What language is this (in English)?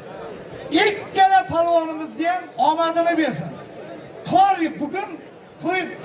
Turkish